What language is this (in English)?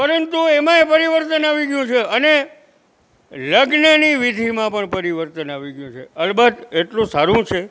Gujarati